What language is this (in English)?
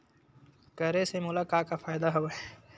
Chhattisgarhi